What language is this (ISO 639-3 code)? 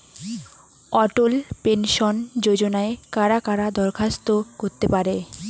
ben